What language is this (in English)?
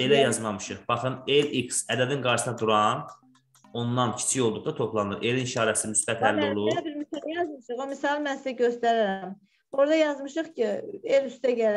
Turkish